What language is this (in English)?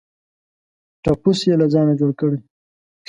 Pashto